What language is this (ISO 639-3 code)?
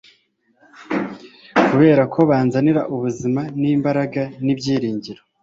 kin